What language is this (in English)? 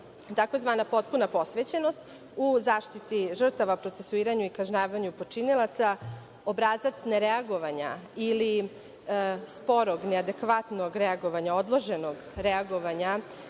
Serbian